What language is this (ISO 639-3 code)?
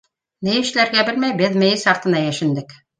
bak